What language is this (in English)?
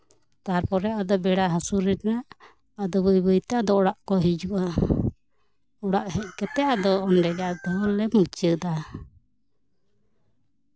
Santali